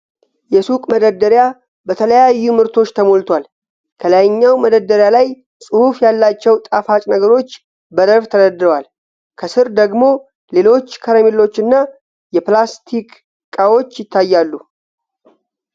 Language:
Amharic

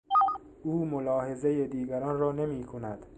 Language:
Persian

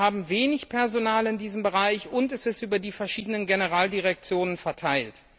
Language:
German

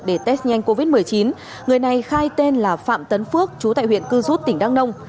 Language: Vietnamese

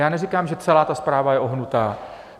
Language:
Czech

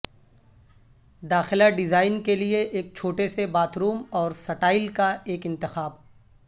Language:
Urdu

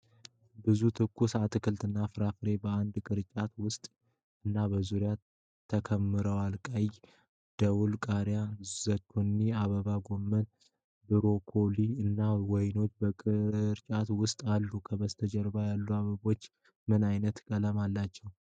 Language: Amharic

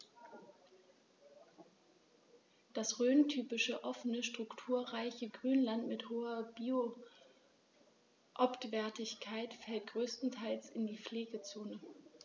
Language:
German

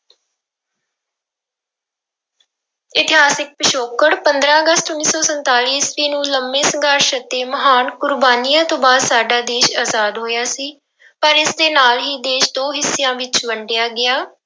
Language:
Punjabi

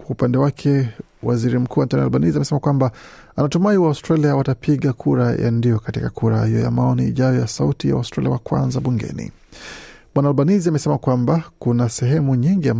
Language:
Swahili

